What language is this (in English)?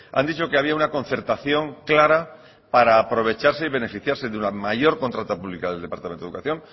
Spanish